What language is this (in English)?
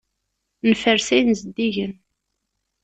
Kabyle